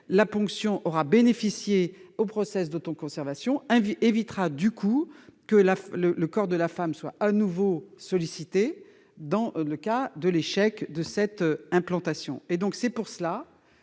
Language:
French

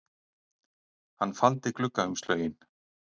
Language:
Icelandic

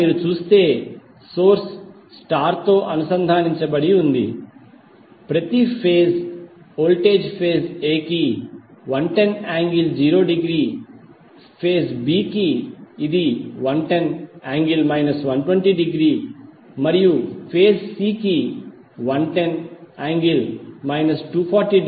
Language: Telugu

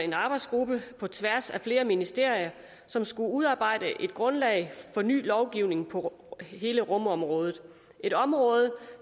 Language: Danish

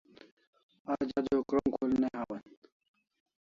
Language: Kalasha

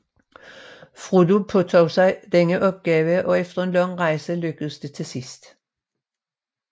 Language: Danish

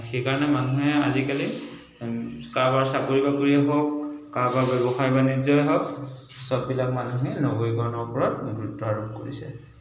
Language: Assamese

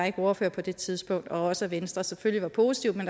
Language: Danish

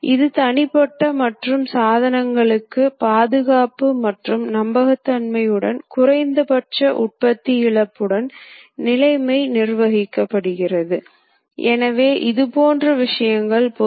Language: Tamil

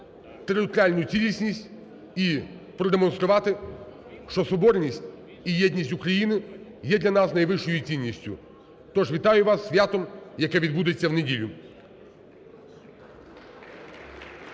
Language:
Ukrainian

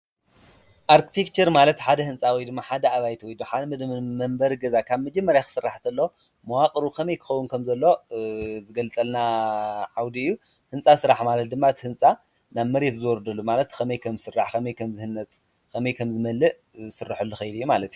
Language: Tigrinya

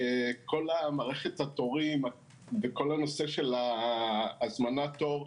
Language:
Hebrew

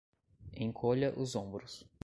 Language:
Portuguese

